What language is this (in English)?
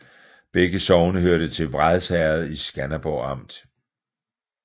Danish